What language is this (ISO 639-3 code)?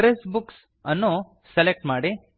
kan